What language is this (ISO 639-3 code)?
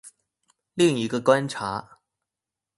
zho